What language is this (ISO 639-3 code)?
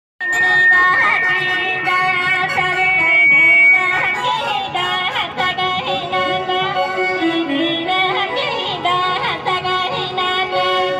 ara